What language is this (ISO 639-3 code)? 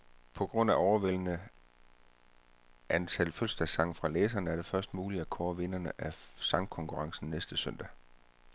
dan